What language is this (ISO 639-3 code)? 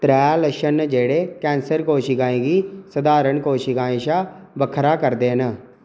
doi